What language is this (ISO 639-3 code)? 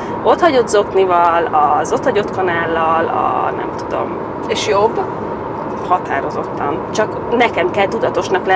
hun